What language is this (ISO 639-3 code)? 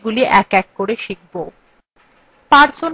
ben